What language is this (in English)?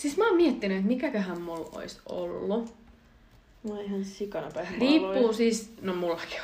Finnish